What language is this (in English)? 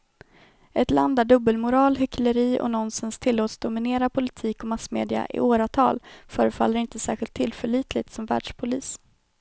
Swedish